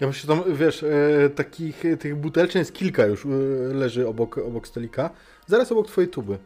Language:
Polish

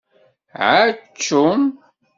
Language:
Kabyle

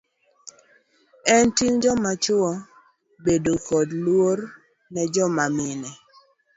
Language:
Luo (Kenya and Tanzania)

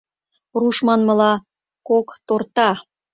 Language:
Mari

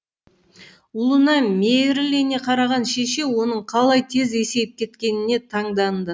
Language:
Kazakh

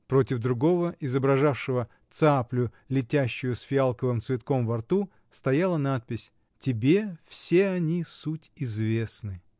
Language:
Russian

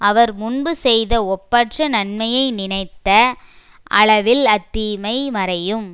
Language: Tamil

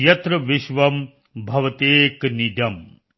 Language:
Punjabi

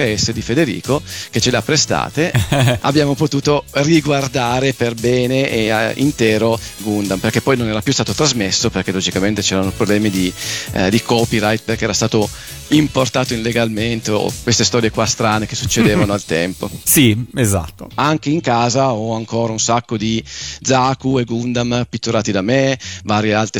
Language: Italian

